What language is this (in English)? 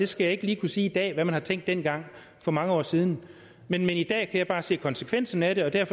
Danish